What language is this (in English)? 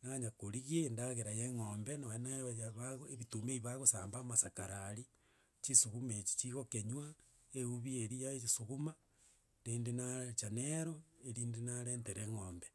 Gusii